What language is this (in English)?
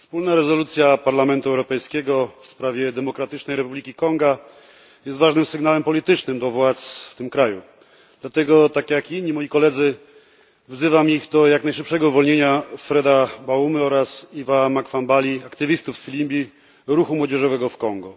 Polish